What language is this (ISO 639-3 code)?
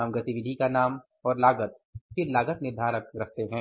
hin